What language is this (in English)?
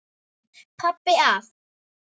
Icelandic